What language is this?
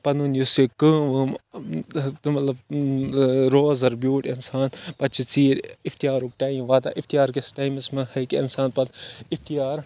Kashmiri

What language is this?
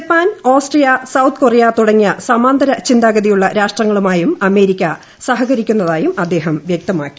Malayalam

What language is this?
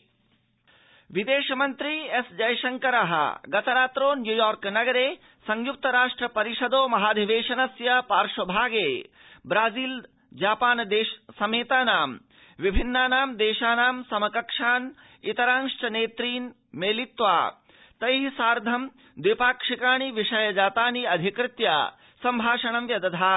Sanskrit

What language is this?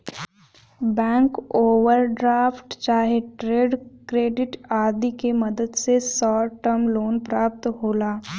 Bhojpuri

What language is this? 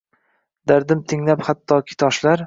Uzbek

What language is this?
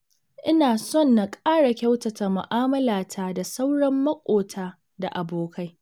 Hausa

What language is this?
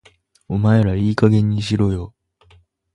Japanese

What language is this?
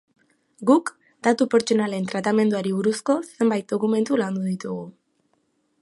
Basque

